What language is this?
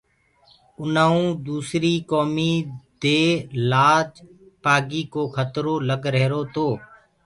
Gurgula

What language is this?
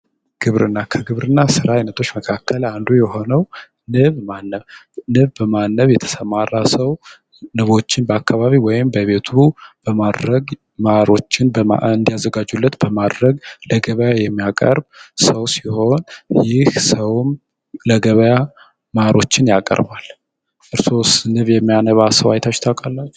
Amharic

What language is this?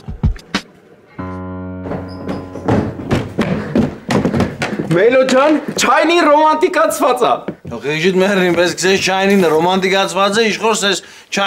Turkish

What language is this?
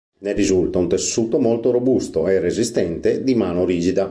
Italian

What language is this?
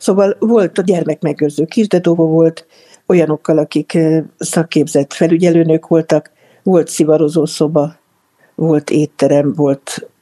Hungarian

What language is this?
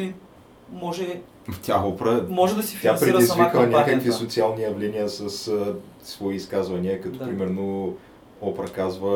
Bulgarian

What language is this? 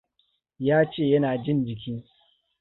Hausa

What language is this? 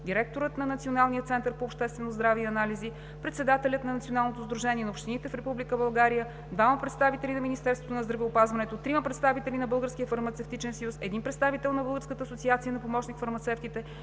Bulgarian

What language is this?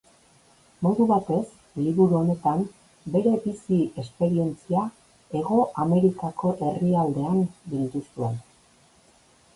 Basque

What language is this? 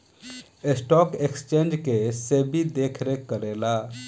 Bhojpuri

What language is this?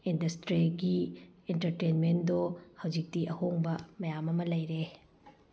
Manipuri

